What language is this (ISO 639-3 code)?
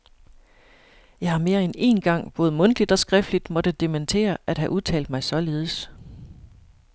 dan